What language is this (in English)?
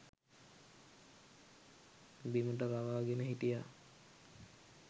Sinhala